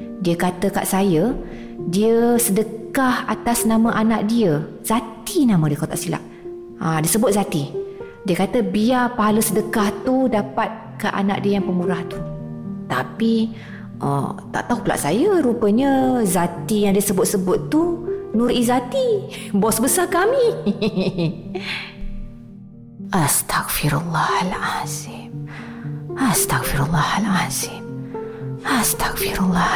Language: Malay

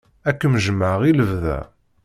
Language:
Kabyle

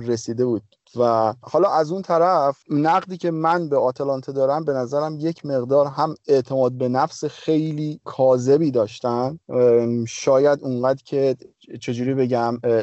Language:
Persian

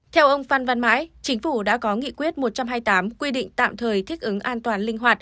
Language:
Vietnamese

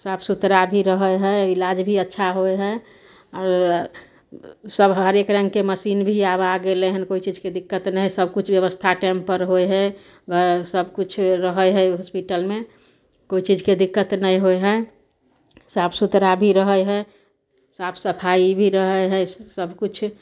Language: Maithili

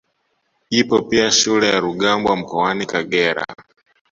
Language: Swahili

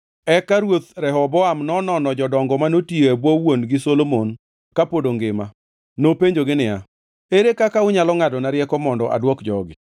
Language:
Luo (Kenya and Tanzania)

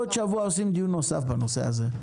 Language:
Hebrew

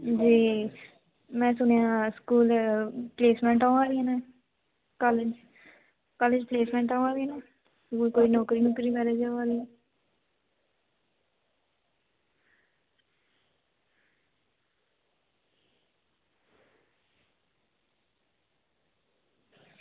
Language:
Dogri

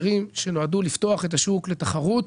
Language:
Hebrew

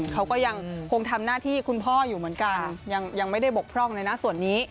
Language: Thai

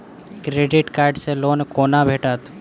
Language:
Maithili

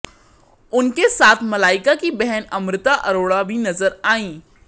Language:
Hindi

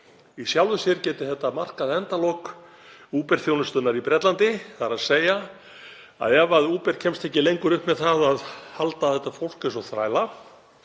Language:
Icelandic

